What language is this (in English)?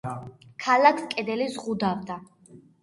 Georgian